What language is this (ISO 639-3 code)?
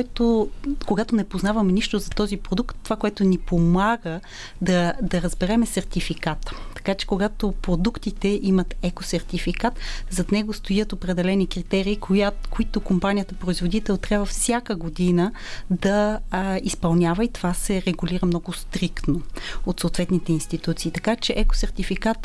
bul